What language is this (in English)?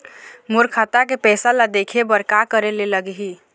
Chhattisgarhi